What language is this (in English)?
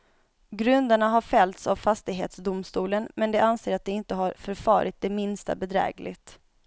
Swedish